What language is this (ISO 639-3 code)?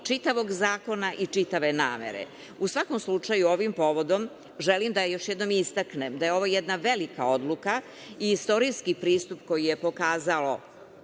srp